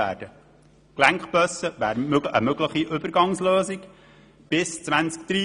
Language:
Swiss German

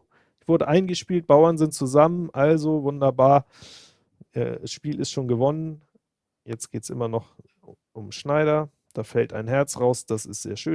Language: German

